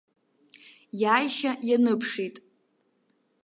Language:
Abkhazian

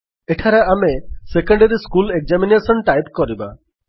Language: Odia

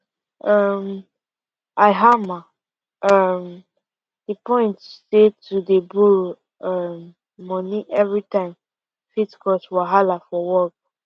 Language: Nigerian Pidgin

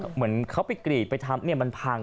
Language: Thai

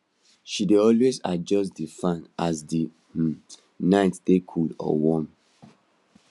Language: Nigerian Pidgin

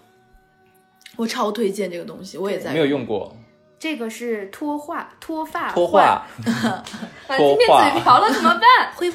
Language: Chinese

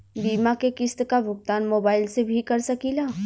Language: Bhojpuri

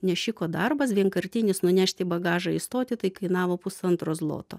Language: Lithuanian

